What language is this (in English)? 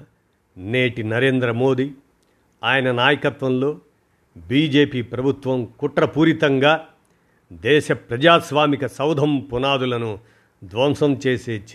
Telugu